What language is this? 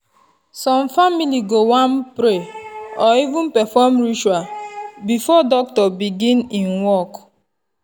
Nigerian Pidgin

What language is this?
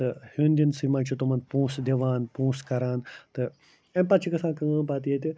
Kashmiri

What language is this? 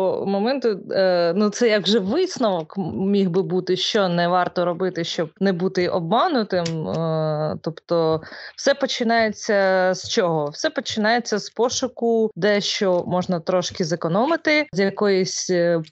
Ukrainian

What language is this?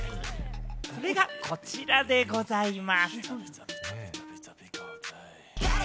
Japanese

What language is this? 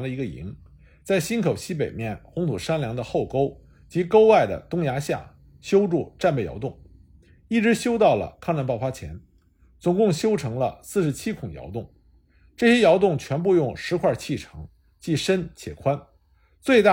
Chinese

